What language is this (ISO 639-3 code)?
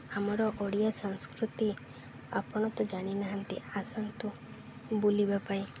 ori